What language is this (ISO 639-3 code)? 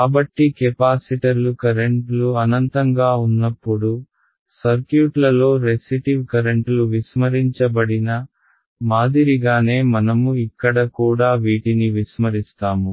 tel